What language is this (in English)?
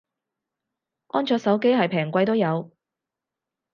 Cantonese